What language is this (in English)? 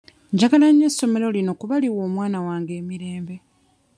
Ganda